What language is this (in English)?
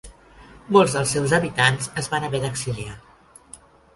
Catalan